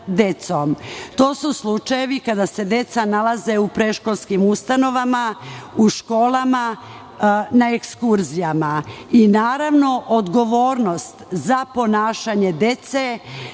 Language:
Serbian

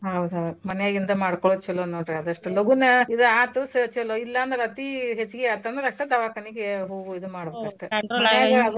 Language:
Kannada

